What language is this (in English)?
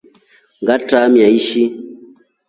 Rombo